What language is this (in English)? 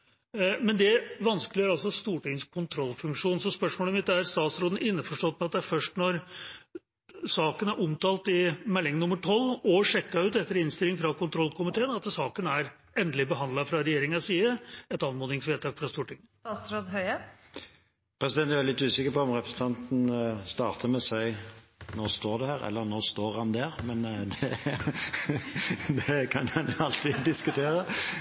Norwegian Bokmål